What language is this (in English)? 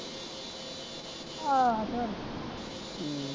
Punjabi